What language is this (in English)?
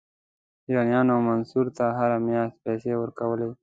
Pashto